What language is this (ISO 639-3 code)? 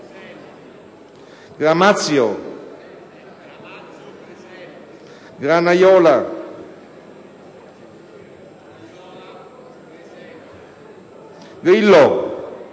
ita